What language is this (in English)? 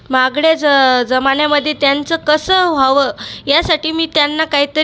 Marathi